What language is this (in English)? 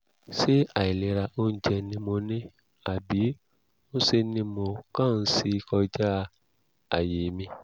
Yoruba